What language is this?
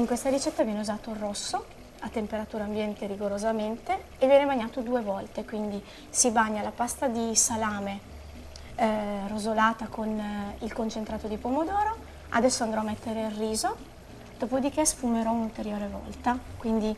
Italian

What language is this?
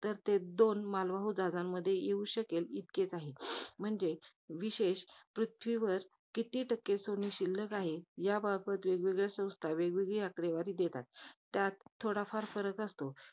Marathi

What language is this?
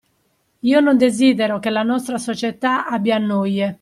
Italian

